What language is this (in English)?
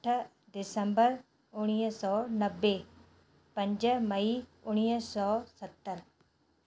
Sindhi